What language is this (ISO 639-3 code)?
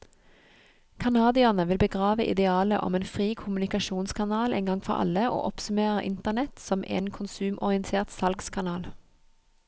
nor